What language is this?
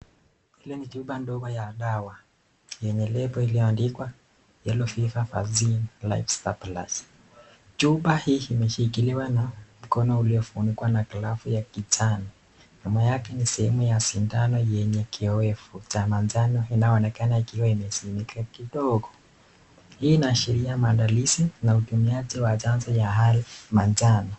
Swahili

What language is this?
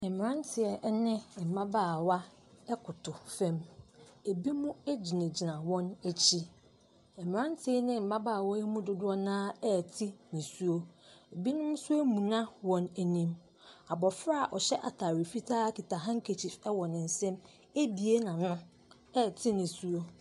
Akan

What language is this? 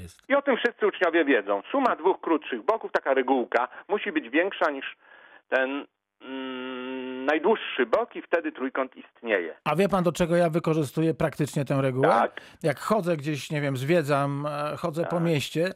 Polish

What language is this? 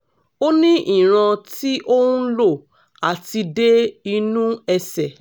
Yoruba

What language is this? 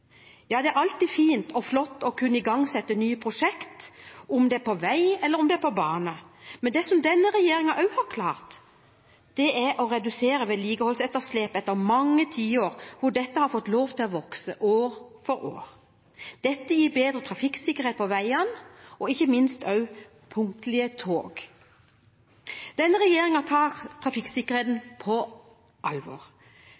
Norwegian Bokmål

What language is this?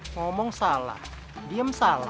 Indonesian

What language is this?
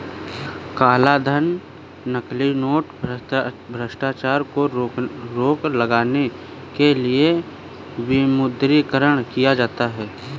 Hindi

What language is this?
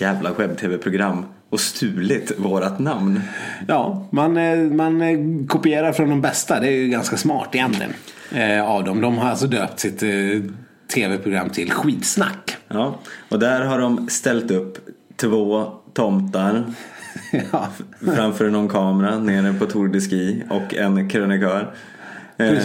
Swedish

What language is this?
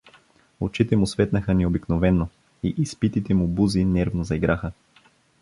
Bulgarian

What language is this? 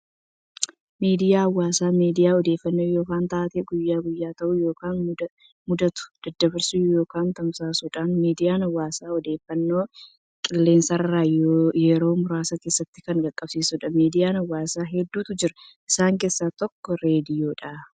Oromo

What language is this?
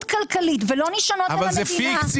Hebrew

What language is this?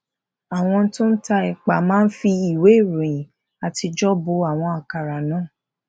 Yoruba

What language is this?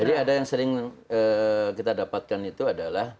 Indonesian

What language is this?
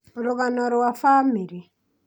Kikuyu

